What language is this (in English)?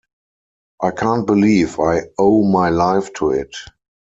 English